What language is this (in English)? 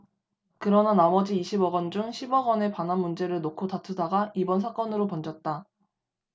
Korean